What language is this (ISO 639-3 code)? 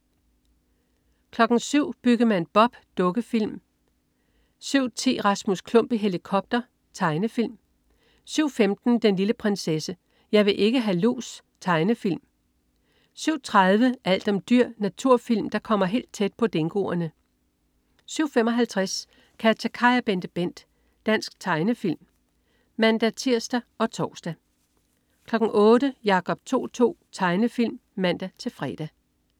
dan